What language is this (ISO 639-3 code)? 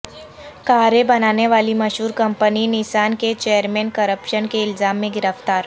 urd